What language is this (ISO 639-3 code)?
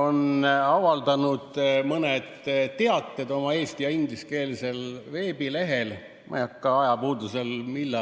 est